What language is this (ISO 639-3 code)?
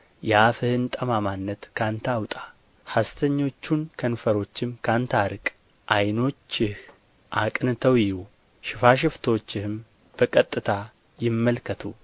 amh